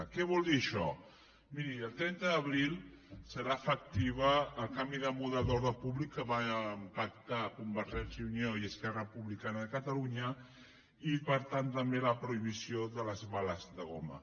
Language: Catalan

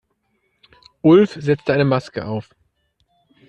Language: German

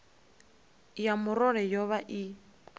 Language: Venda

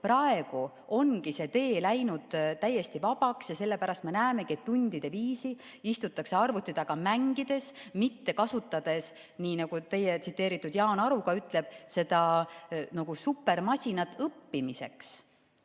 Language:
Estonian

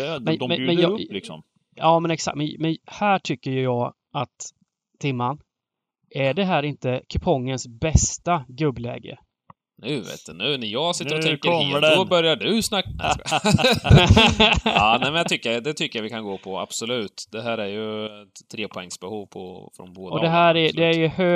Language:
Swedish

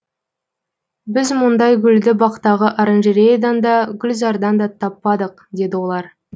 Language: Kazakh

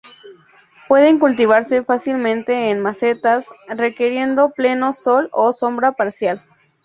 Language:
Spanish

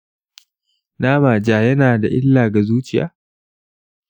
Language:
Hausa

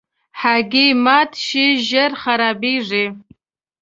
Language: Pashto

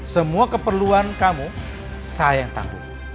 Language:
Indonesian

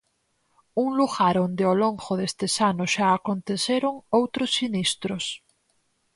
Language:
Galician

